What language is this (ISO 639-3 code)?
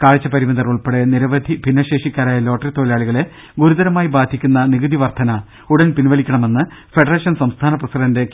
mal